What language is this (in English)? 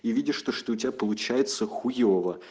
Russian